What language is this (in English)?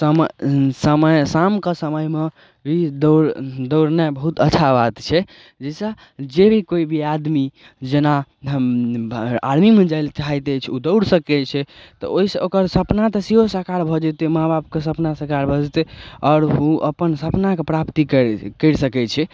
Maithili